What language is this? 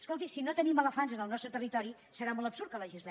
Catalan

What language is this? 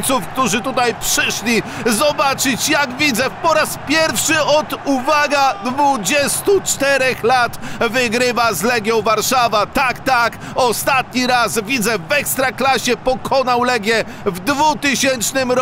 Polish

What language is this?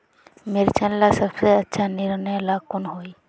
Magahi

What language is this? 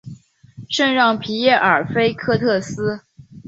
Chinese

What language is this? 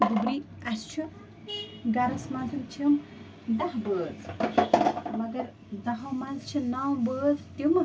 Kashmiri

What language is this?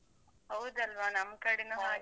Kannada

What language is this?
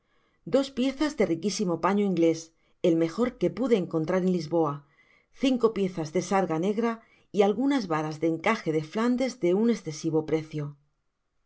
Spanish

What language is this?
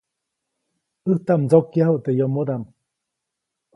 Copainalá Zoque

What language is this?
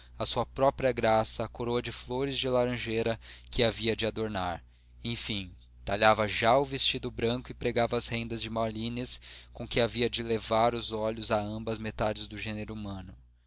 Portuguese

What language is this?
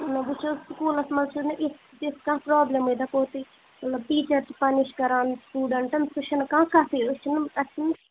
Kashmiri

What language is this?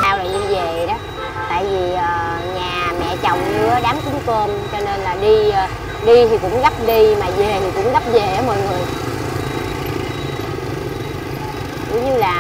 Vietnamese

